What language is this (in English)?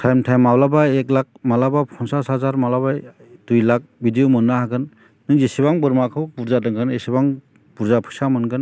Bodo